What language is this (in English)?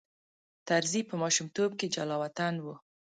Pashto